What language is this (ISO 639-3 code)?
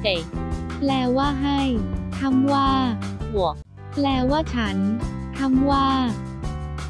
tha